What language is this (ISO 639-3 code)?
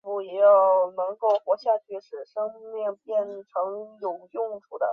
zho